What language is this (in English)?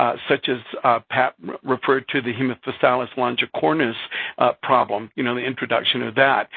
English